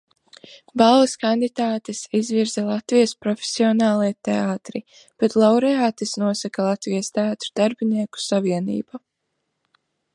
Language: Latvian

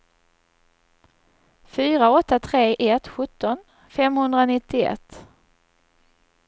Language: Swedish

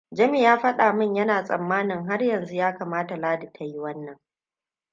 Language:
Hausa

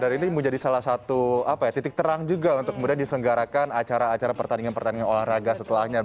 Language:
Indonesian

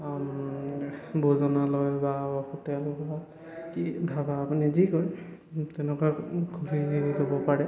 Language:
Assamese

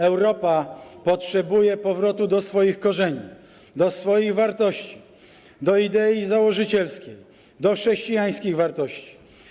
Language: Polish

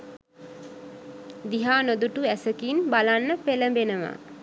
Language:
Sinhala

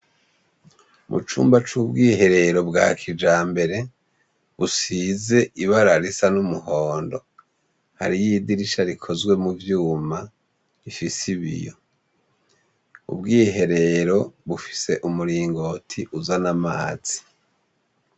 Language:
Rundi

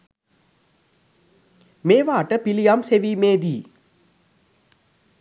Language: Sinhala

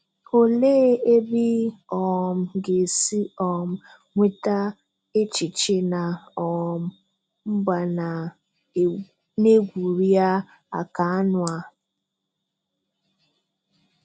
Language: Igbo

